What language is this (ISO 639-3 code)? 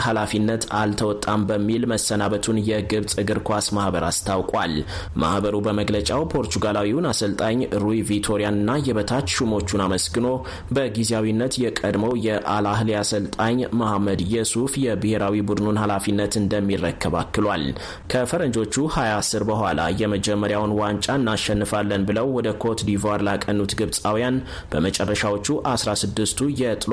amh